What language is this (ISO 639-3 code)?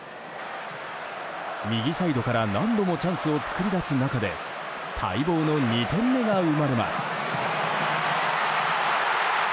jpn